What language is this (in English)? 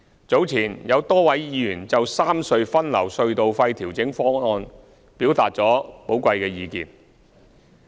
Cantonese